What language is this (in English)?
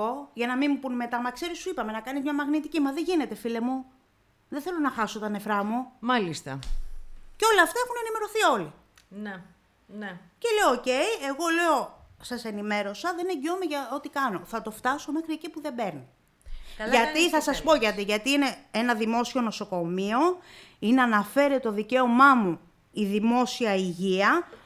Greek